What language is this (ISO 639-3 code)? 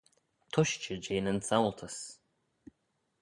glv